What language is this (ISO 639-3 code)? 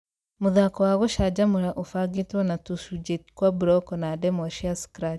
kik